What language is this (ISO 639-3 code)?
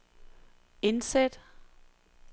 dan